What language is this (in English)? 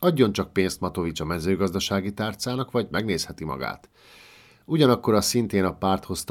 Hungarian